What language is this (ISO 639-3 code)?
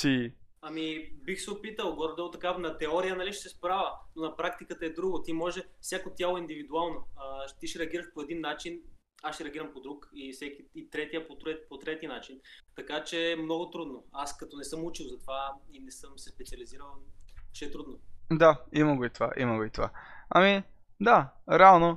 bul